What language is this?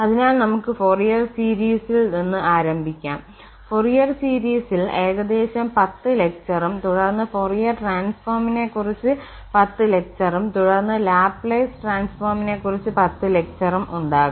Malayalam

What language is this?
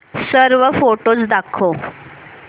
Marathi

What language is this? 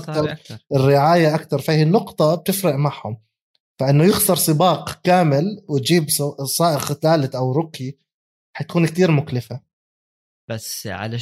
Arabic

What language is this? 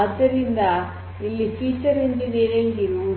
Kannada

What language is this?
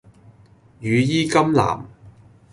Cantonese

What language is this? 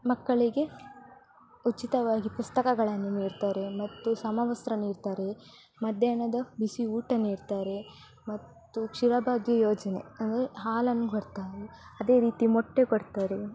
Kannada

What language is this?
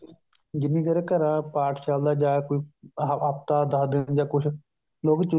Punjabi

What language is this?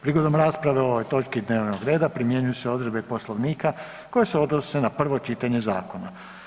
Croatian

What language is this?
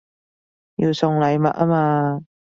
Cantonese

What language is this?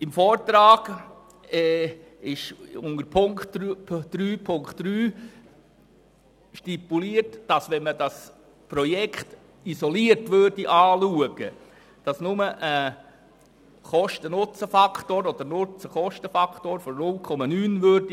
Swiss German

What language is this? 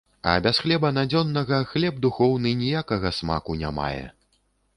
Belarusian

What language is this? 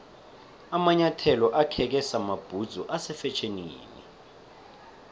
South Ndebele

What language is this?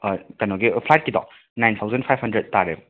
Manipuri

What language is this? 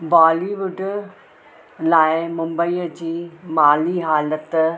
Sindhi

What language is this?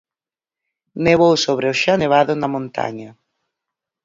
Galician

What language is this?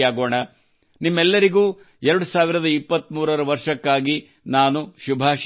Kannada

